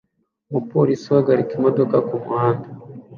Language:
Kinyarwanda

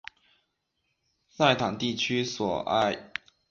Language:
Chinese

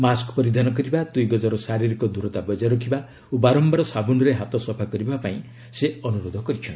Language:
Odia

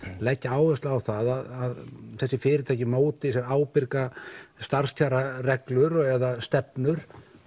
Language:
Icelandic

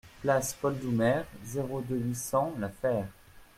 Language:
French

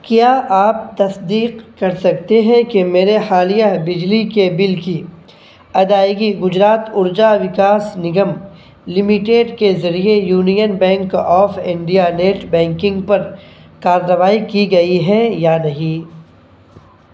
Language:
Urdu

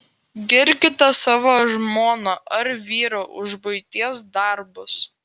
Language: Lithuanian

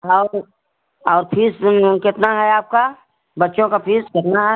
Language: Hindi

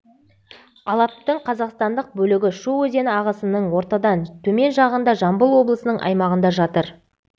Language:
Kazakh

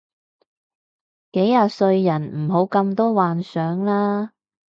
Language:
Cantonese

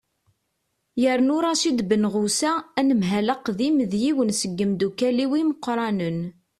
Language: Kabyle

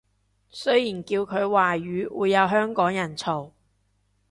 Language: Cantonese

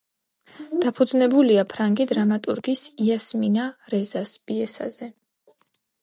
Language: Georgian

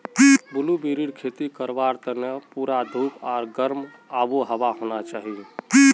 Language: Magahi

